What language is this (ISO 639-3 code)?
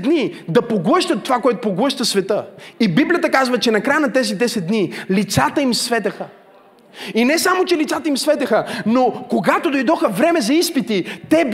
bul